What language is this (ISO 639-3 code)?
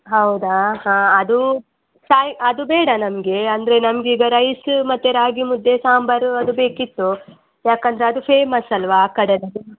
kan